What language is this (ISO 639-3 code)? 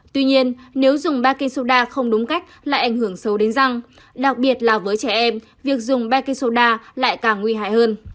vie